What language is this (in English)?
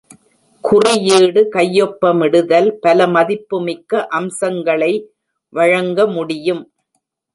Tamil